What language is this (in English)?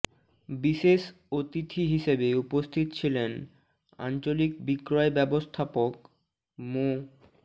Bangla